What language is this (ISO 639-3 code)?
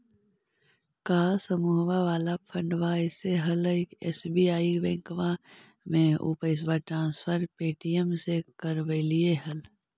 mag